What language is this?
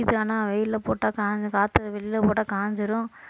Tamil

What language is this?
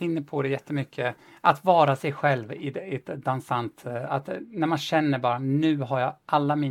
Swedish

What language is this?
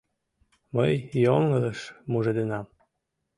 Mari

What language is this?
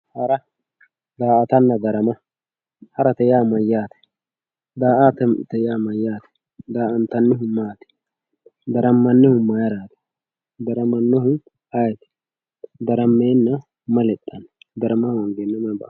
Sidamo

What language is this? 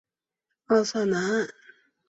Chinese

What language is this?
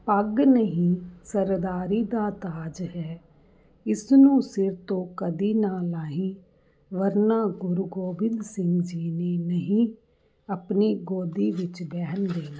Punjabi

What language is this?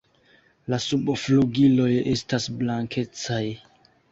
Esperanto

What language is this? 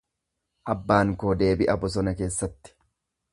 Oromo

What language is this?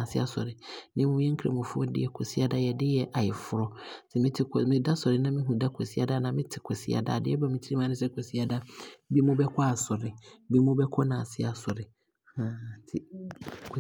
Abron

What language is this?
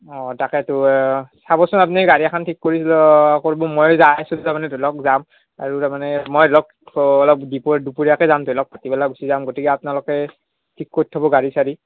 Assamese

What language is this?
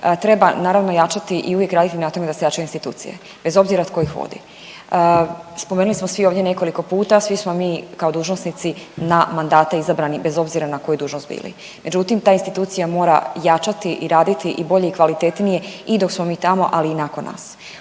Croatian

